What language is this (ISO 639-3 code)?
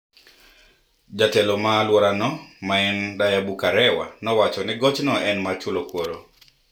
luo